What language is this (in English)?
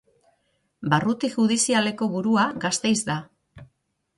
Basque